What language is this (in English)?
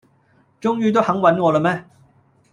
Cantonese